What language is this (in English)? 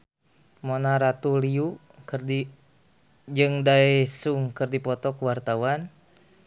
Sundanese